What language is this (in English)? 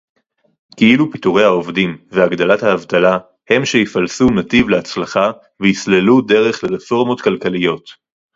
Hebrew